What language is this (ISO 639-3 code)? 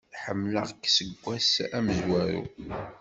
kab